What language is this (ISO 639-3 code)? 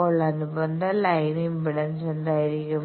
mal